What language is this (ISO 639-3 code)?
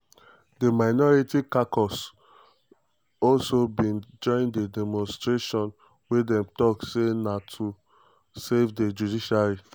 pcm